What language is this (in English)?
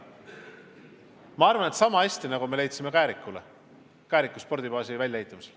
Estonian